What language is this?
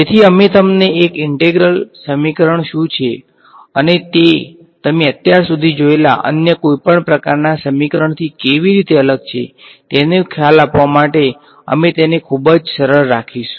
Gujarati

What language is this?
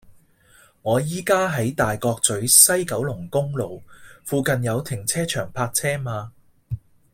Cantonese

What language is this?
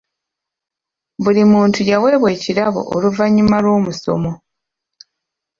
Ganda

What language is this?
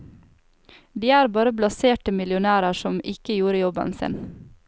Norwegian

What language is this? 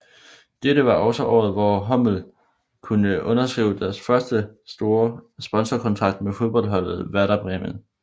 Danish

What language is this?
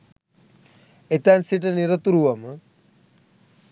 Sinhala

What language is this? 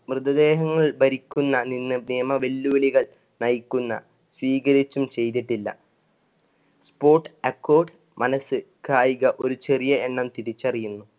Malayalam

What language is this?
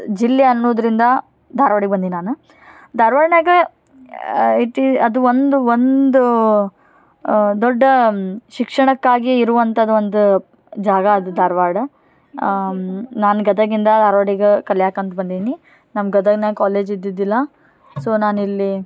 Kannada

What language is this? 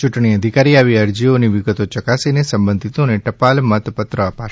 Gujarati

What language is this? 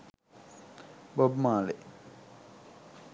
Sinhala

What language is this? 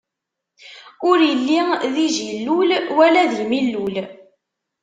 Kabyle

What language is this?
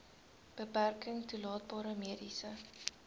Afrikaans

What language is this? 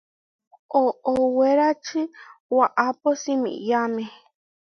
Huarijio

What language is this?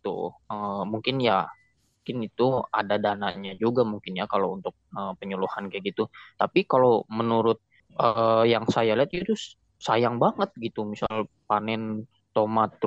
Indonesian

